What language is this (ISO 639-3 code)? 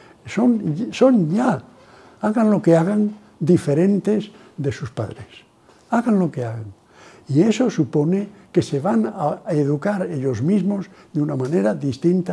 spa